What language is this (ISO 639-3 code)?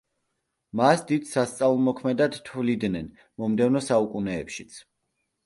kat